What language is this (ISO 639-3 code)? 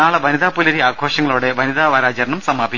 mal